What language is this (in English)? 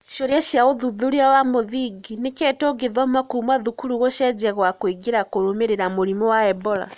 Kikuyu